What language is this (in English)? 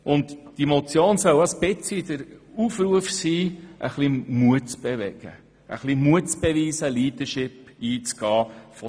Swiss German